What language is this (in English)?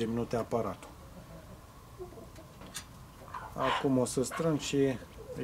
Romanian